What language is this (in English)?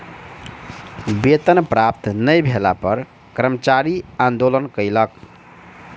Maithili